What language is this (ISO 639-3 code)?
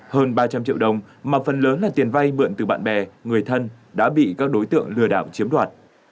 vie